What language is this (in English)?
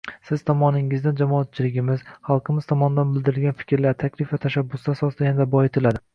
Uzbek